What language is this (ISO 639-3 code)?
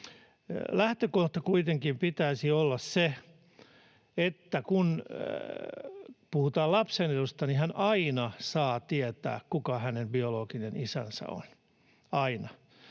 fin